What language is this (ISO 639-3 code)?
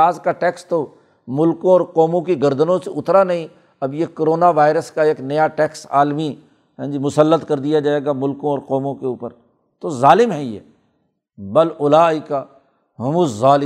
urd